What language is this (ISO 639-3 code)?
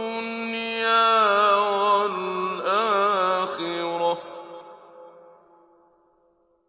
ara